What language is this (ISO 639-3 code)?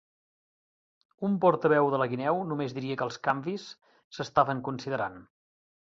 cat